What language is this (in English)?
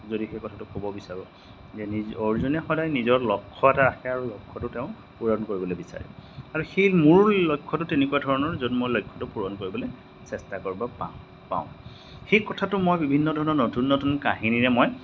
Assamese